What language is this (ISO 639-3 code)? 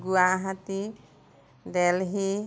asm